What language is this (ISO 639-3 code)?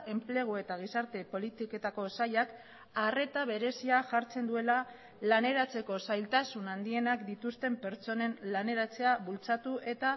eus